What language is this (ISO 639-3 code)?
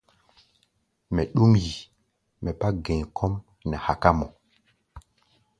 gba